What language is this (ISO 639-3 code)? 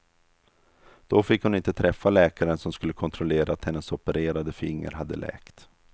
swe